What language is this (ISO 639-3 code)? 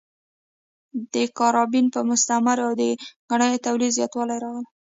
pus